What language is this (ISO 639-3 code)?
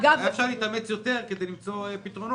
heb